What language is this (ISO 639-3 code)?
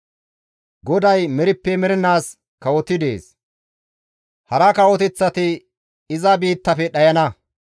gmv